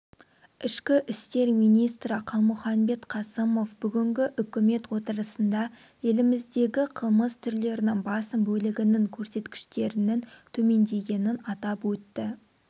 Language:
Kazakh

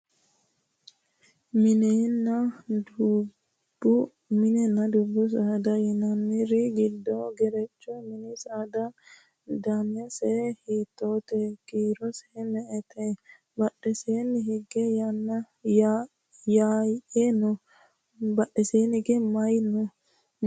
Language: Sidamo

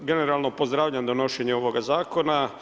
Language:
Croatian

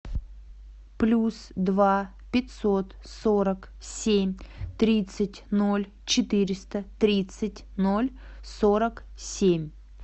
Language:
Russian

